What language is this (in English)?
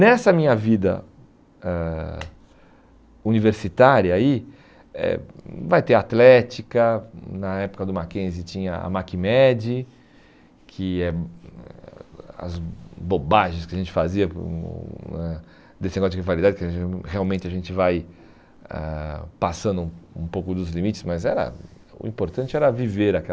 Portuguese